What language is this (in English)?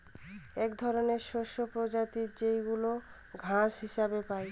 Bangla